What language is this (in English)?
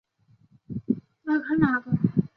Chinese